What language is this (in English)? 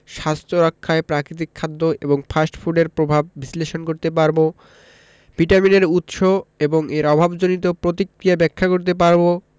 Bangla